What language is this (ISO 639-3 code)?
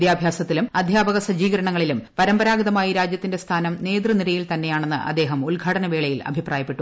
mal